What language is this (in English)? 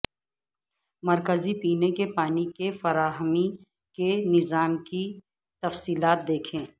Urdu